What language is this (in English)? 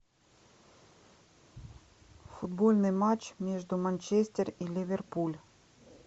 Russian